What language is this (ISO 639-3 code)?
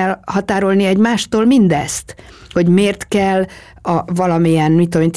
hun